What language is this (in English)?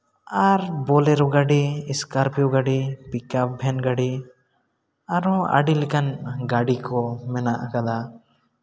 Santali